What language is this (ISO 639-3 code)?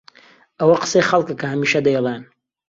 ckb